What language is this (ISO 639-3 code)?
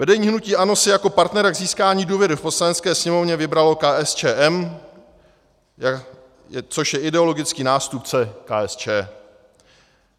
ces